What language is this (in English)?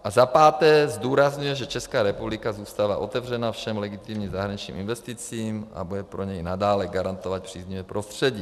Czech